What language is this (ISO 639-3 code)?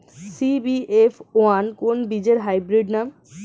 ben